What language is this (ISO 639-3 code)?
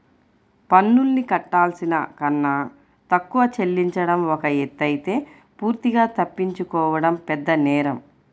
tel